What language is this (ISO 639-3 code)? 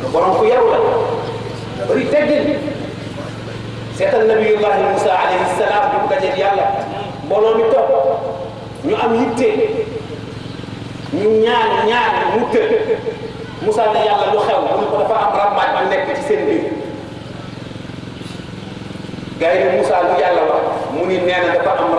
ind